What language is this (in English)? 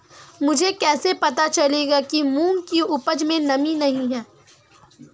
Hindi